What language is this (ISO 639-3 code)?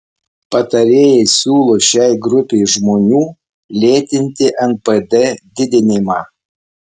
lit